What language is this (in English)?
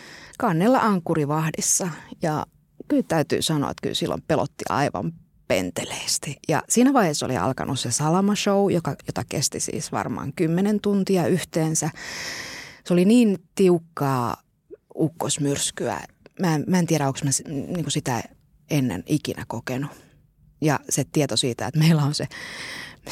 Finnish